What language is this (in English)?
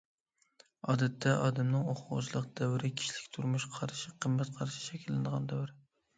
Uyghur